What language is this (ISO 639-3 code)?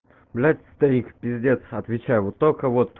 rus